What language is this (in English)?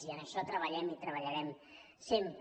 Catalan